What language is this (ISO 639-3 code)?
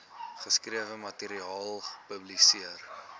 afr